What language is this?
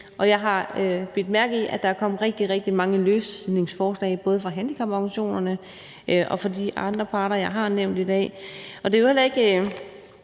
Danish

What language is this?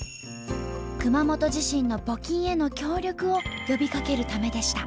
Japanese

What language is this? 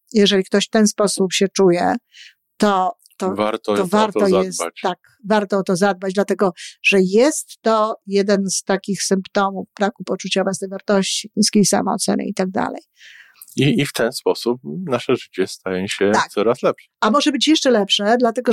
Polish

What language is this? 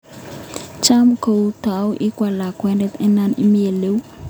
Kalenjin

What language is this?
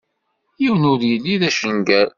Kabyle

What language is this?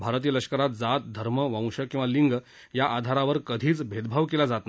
Marathi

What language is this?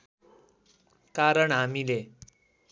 Nepali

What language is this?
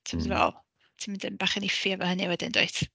Welsh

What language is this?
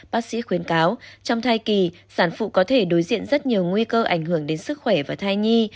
Vietnamese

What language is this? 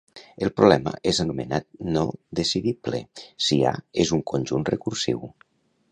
Catalan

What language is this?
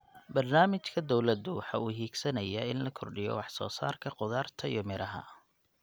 Somali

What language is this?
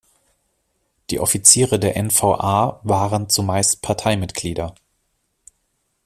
German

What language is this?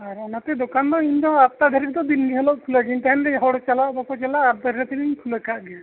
Santali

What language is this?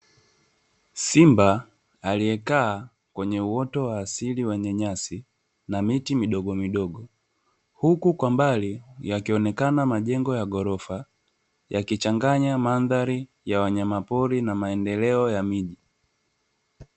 Swahili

